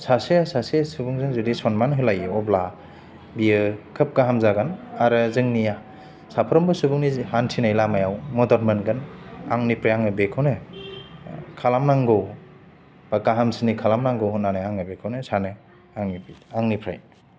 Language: Bodo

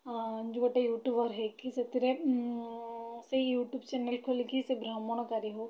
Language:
Odia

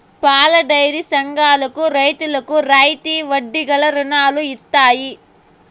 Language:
Telugu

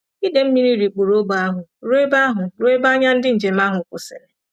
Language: Igbo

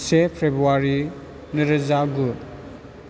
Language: Bodo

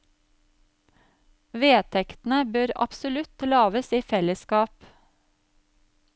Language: Norwegian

